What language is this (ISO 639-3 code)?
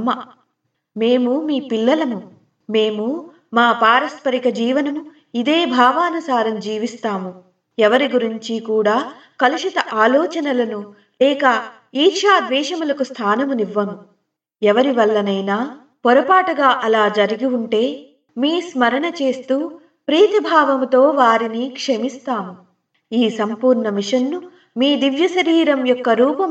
tel